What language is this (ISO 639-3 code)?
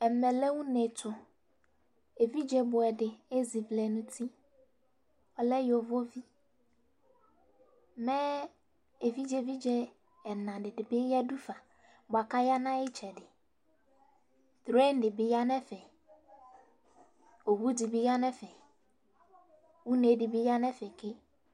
kpo